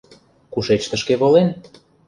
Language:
Mari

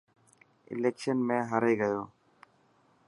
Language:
Dhatki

